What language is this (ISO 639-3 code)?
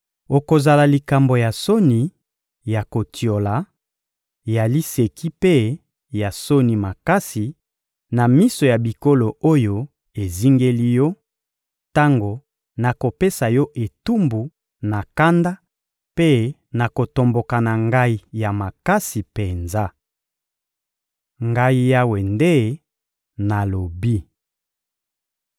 lin